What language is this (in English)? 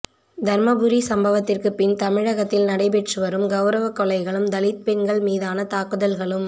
Tamil